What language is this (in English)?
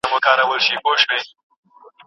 Pashto